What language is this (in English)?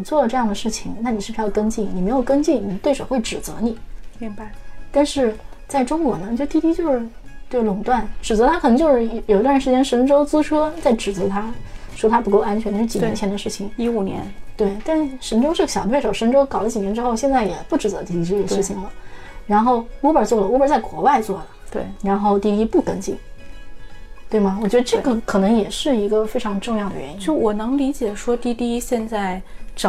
Chinese